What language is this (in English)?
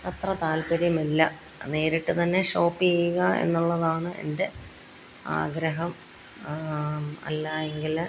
Malayalam